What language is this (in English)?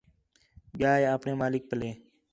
Khetrani